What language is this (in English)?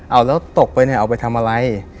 Thai